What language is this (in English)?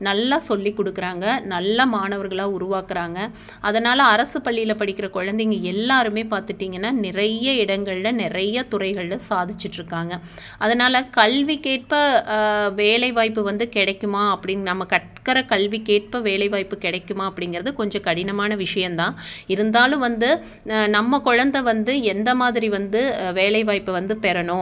Tamil